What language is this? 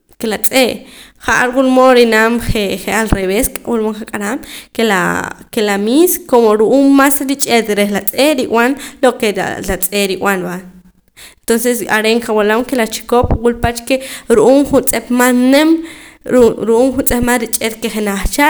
Poqomam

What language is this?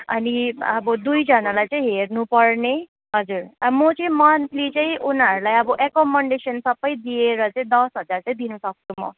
Nepali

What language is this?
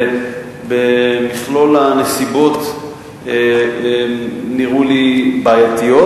Hebrew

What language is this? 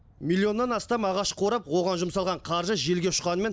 Kazakh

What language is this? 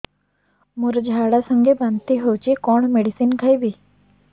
Odia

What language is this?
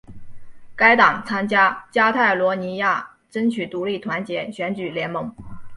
Chinese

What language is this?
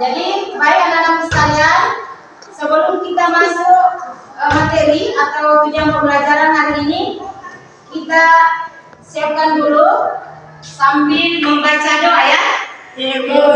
Indonesian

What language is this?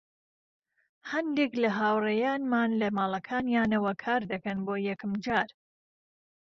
Central Kurdish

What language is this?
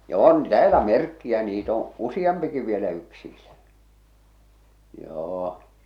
Finnish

